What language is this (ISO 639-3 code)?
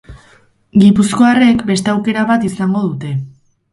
eus